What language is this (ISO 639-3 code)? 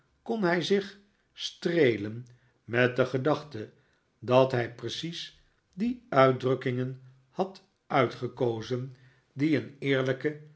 nld